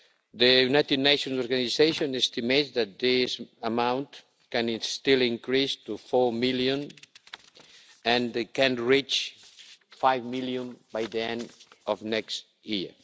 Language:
English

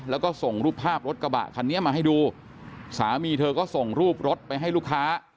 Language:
Thai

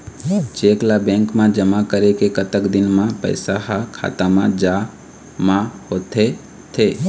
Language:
Chhattisgarhi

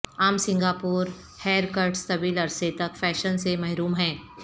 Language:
Urdu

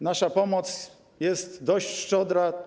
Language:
Polish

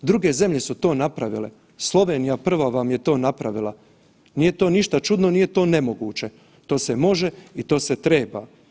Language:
Croatian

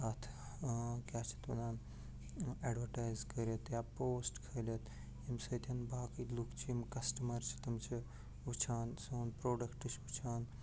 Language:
Kashmiri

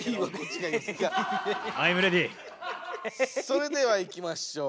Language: Japanese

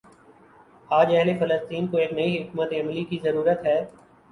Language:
Urdu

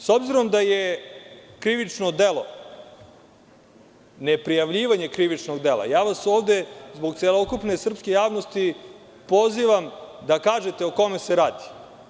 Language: Serbian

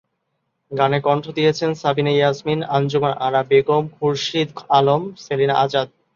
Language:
Bangla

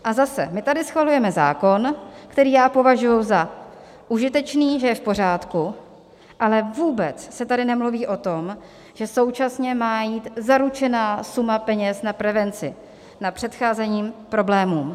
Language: Czech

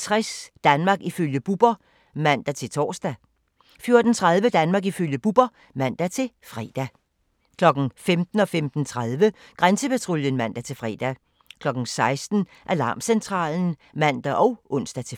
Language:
Danish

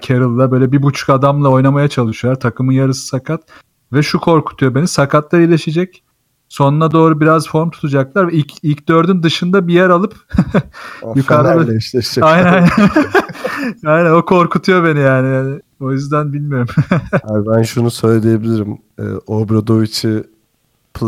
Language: Turkish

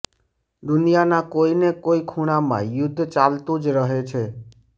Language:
Gujarati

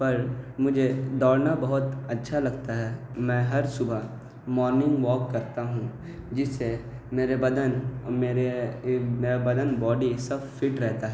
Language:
Urdu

